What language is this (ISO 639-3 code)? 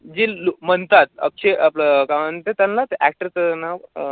mar